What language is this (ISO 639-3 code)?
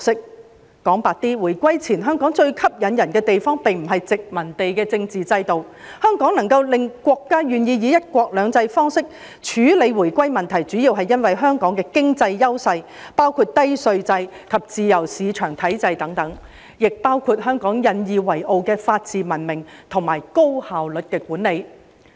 yue